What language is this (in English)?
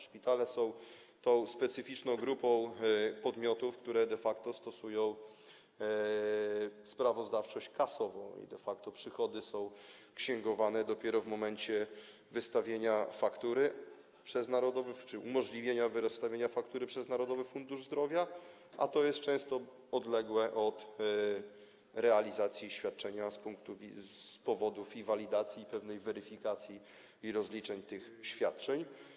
Polish